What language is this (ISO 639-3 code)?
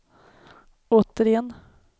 swe